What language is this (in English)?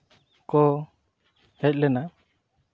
Santali